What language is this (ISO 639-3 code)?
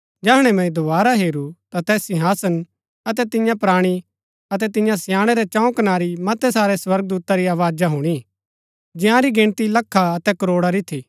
gbk